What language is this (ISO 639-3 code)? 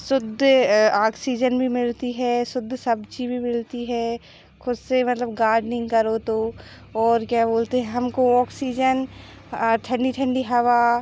hin